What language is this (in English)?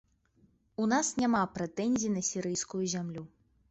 Belarusian